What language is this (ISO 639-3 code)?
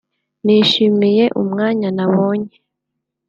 kin